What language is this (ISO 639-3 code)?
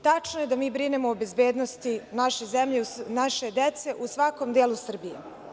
srp